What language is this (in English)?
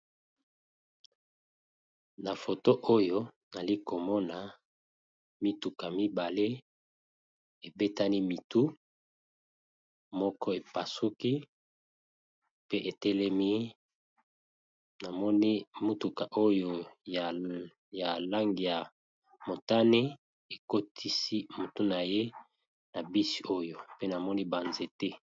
Lingala